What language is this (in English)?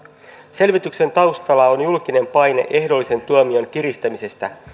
Finnish